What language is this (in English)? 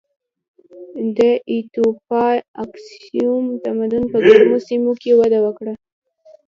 Pashto